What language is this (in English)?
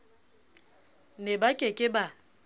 Southern Sotho